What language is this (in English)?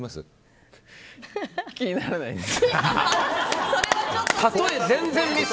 Japanese